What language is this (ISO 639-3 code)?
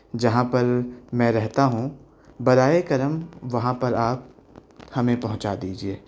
urd